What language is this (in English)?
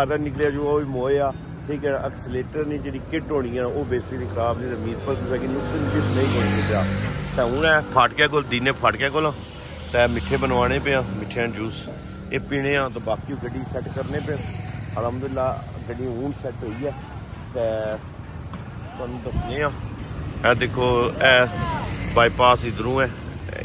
Punjabi